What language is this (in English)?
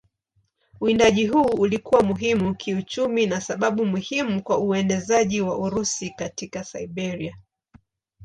Swahili